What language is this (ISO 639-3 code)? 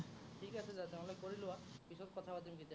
asm